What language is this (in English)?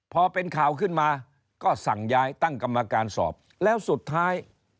Thai